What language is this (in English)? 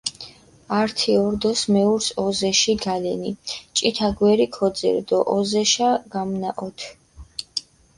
Mingrelian